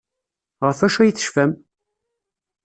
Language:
Kabyle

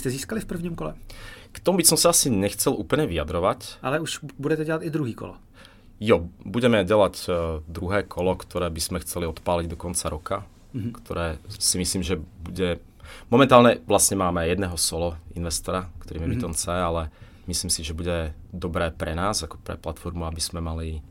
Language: Czech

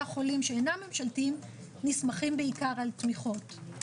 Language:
Hebrew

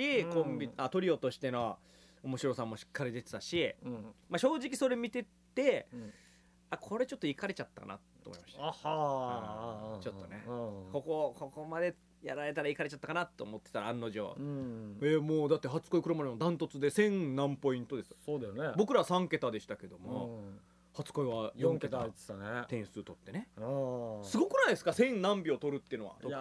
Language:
Japanese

